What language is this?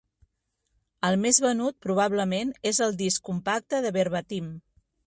Catalan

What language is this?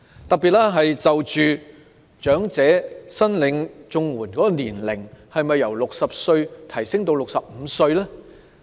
Cantonese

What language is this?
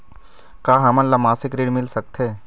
Chhattisgarhi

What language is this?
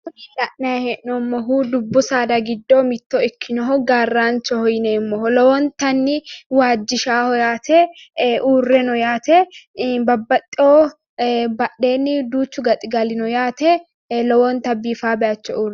Sidamo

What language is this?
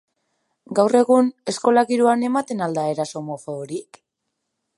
Basque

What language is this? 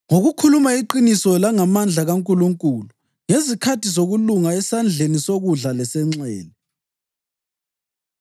North Ndebele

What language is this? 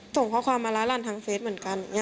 Thai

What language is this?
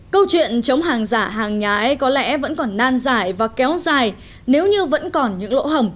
Vietnamese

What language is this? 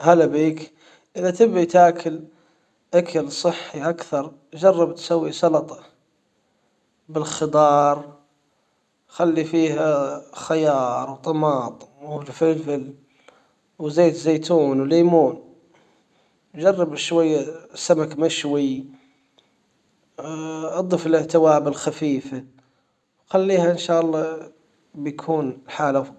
Hijazi Arabic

